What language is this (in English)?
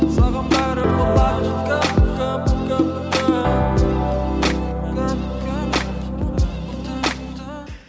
Kazakh